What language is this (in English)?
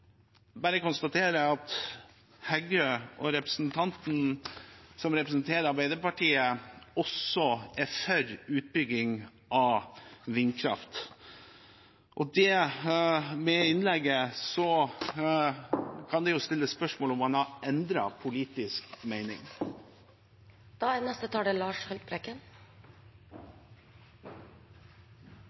Norwegian Bokmål